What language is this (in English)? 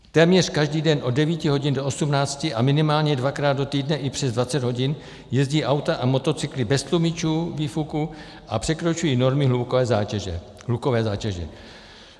Czech